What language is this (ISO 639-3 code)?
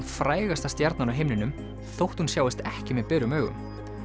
isl